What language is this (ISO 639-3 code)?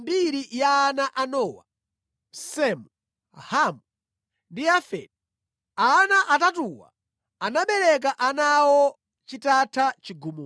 nya